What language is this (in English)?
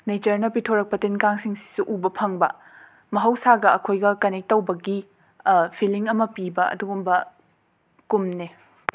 Manipuri